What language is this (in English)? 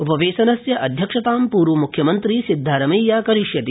Sanskrit